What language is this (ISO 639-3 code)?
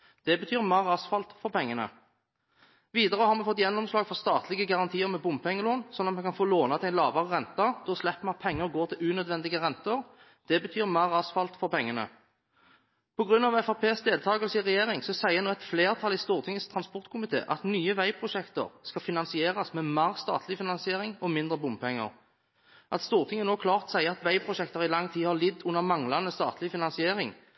nob